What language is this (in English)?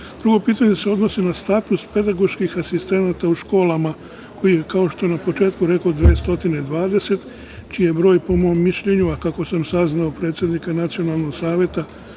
Serbian